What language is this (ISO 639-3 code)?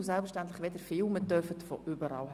gsw